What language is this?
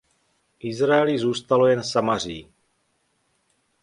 Czech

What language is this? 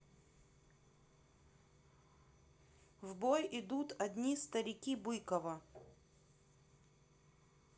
Russian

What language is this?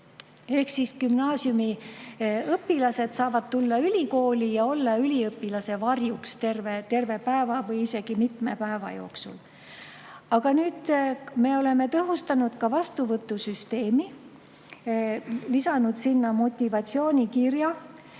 Estonian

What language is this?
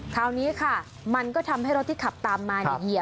Thai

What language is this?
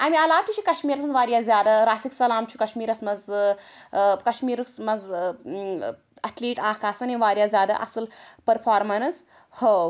Kashmiri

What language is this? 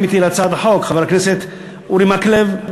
Hebrew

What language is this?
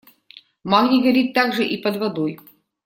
Russian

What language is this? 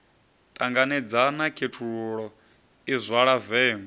Venda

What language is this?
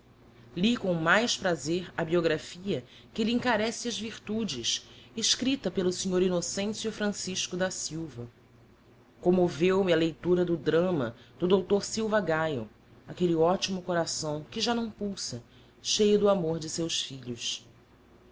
Portuguese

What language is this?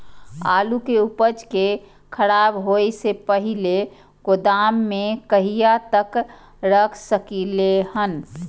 Maithili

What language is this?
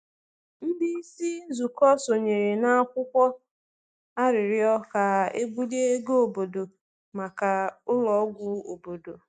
Igbo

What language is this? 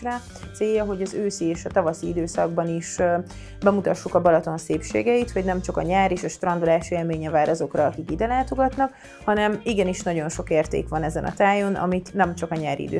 Hungarian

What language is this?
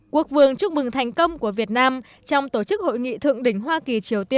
Vietnamese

